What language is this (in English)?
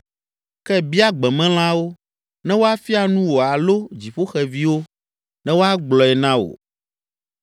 Ewe